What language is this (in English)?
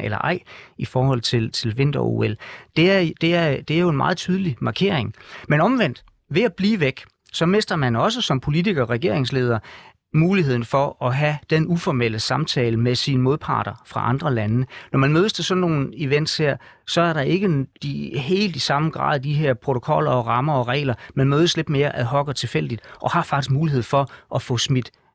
Danish